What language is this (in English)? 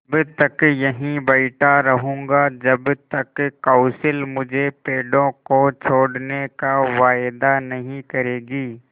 Hindi